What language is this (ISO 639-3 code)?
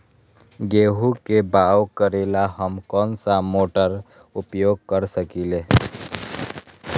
mag